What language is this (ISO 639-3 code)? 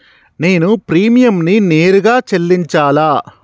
tel